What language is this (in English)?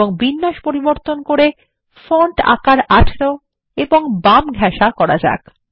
Bangla